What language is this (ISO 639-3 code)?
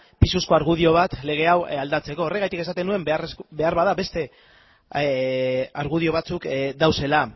eus